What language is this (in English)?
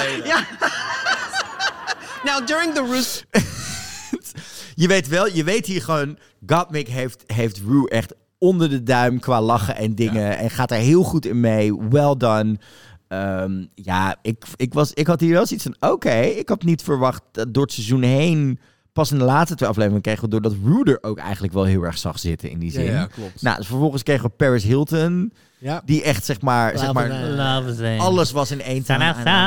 Dutch